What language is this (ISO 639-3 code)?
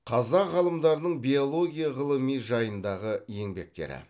kaz